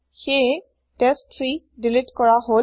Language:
Assamese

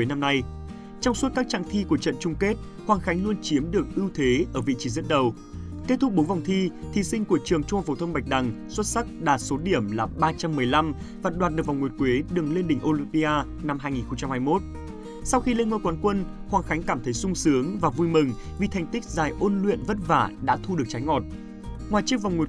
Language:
Vietnamese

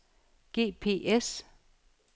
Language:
Danish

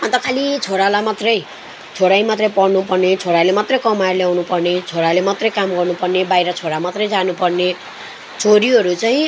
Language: Nepali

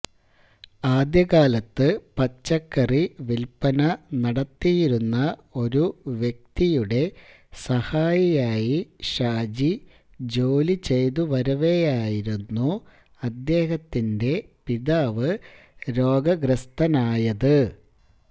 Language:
Malayalam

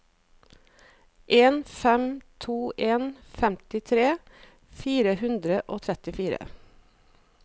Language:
Norwegian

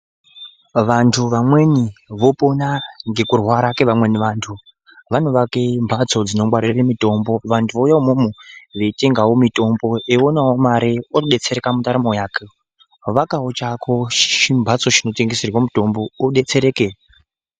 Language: Ndau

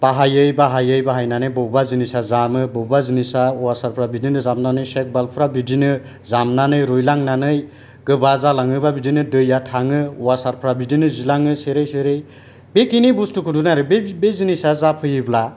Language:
Bodo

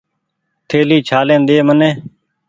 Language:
Goaria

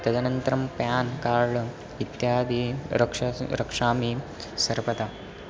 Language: Sanskrit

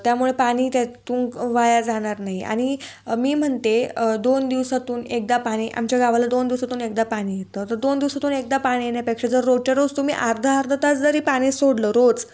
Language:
Marathi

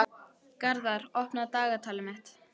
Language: Icelandic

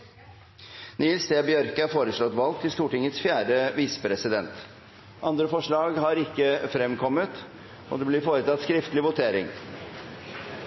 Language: Norwegian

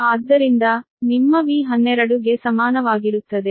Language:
Kannada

